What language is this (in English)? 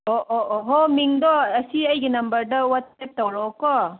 Manipuri